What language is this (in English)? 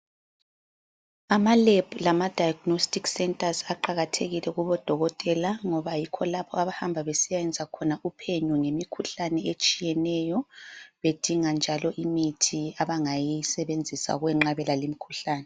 North Ndebele